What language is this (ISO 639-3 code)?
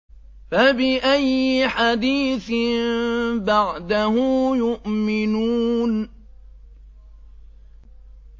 ara